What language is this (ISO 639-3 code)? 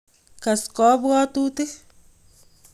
kln